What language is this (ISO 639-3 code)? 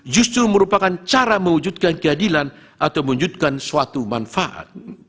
ind